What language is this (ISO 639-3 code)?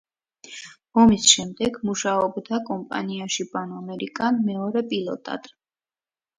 kat